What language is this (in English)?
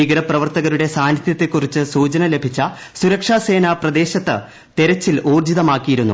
Malayalam